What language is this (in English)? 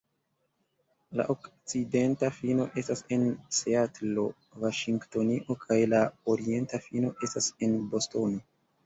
Esperanto